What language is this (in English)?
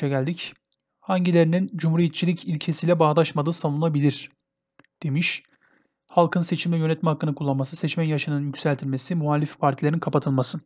Turkish